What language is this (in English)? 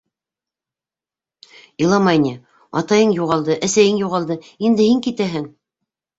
Bashkir